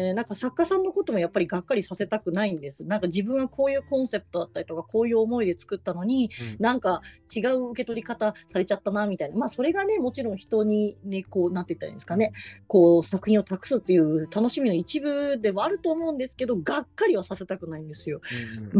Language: Japanese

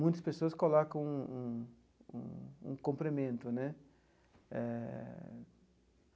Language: Portuguese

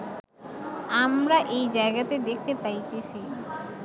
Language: Bangla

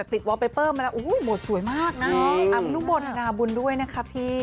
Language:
Thai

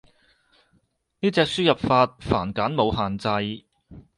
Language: Cantonese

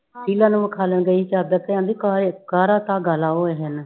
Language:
Punjabi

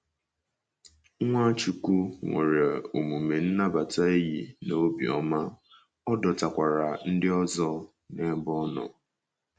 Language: Igbo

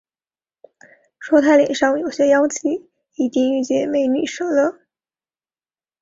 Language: Chinese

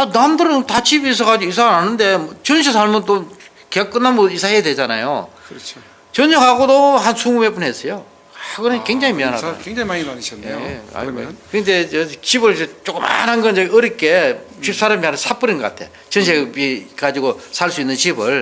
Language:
Korean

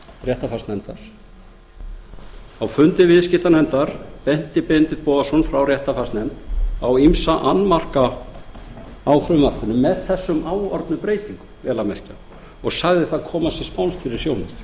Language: Icelandic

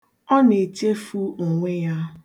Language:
Igbo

